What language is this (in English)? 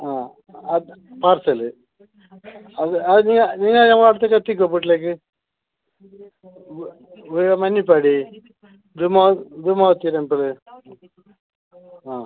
Malayalam